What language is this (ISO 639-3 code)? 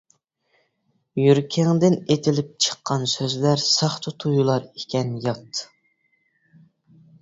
uig